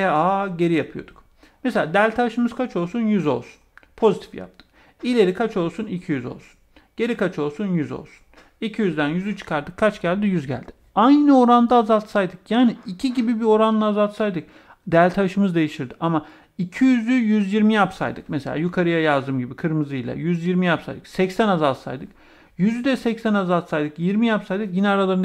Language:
Turkish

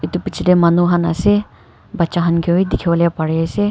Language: Naga Pidgin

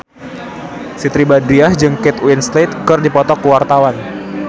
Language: Sundanese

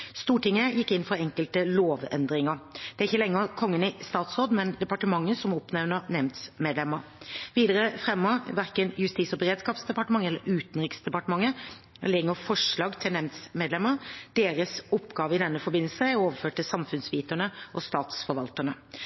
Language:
Norwegian Bokmål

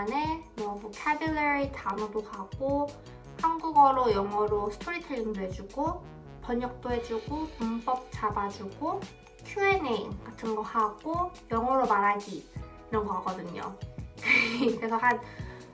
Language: Korean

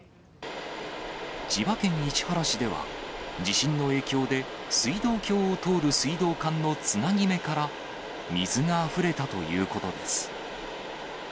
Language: Japanese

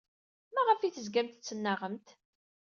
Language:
Kabyle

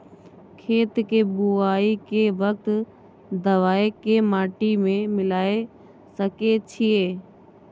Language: Maithili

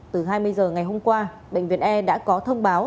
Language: Vietnamese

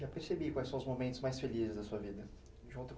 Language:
Portuguese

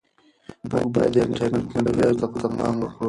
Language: Pashto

